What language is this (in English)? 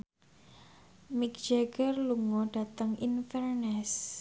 Javanese